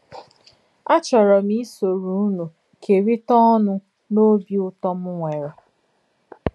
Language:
Igbo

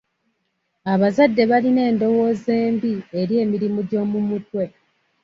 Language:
Ganda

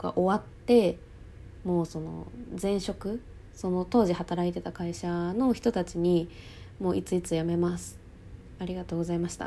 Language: Japanese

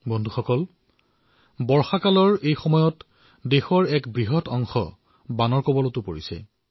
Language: Assamese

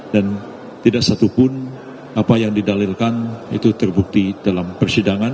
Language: Indonesian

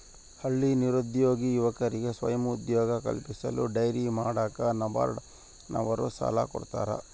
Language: Kannada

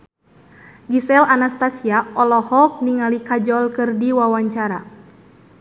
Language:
Sundanese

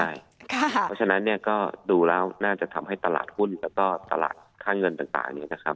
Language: Thai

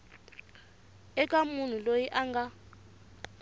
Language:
Tsonga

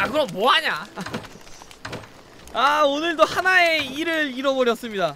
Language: Korean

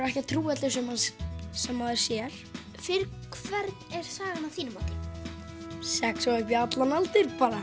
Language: Icelandic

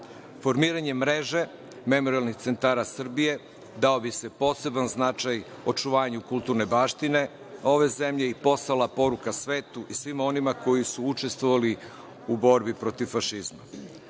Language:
Serbian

